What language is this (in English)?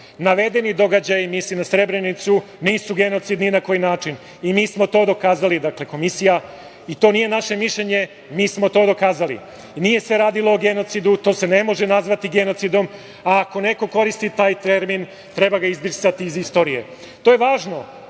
Serbian